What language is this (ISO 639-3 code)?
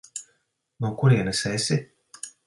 lav